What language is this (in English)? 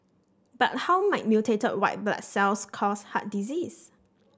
English